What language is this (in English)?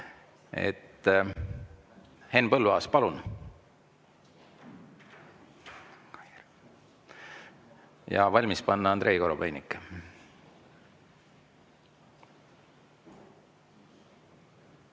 Estonian